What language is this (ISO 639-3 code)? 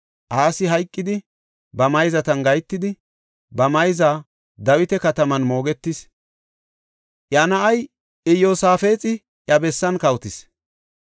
gof